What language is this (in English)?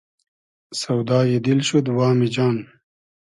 Hazaragi